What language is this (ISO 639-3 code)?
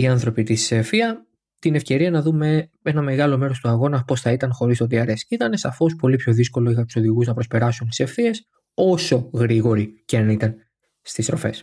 ell